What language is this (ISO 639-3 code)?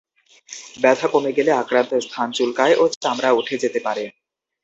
ben